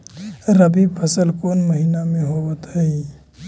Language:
Magahi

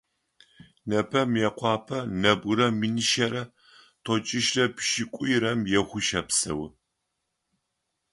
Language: Adyghe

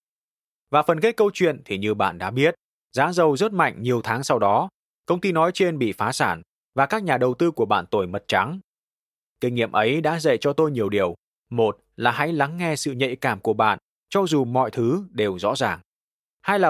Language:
Vietnamese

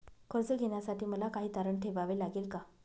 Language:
Marathi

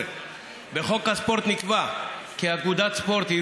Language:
Hebrew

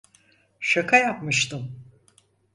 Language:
Turkish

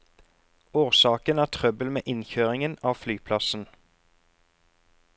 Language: Norwegian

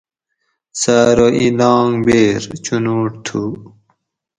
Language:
Gawri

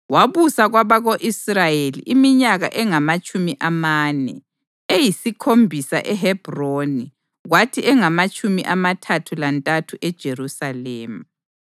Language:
North Ndebele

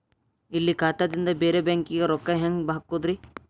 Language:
Kannada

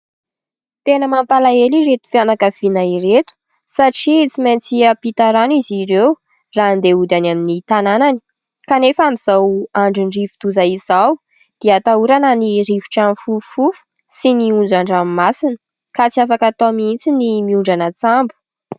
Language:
Malagasy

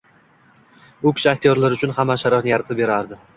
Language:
Uzbek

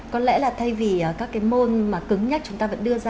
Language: Vietnamese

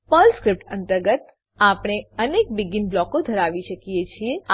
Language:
Gujarati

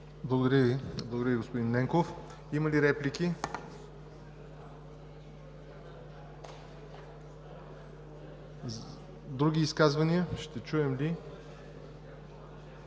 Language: Bulgarian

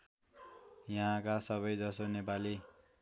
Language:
Nepali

